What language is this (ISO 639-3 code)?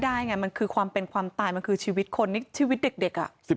tha